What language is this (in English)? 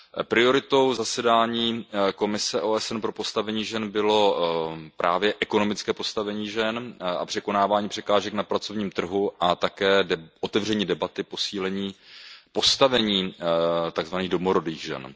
Czech